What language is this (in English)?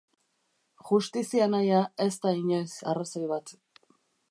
Basque